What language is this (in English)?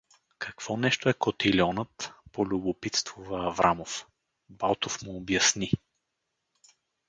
Bulgarian